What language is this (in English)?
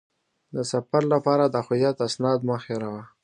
Pashto